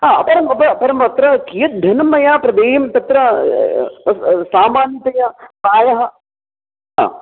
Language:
Sanskrit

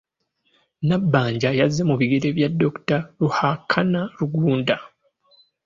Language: Ganda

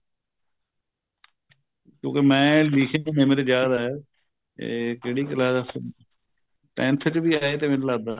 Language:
Punjabi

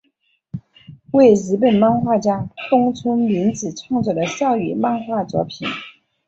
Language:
Chinese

